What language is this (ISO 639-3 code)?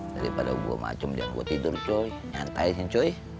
ind